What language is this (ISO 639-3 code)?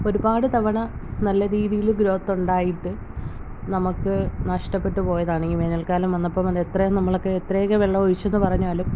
mal